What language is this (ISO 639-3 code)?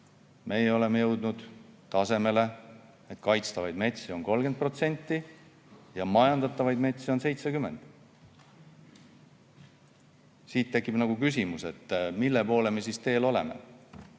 est